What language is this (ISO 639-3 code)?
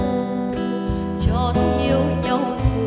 vie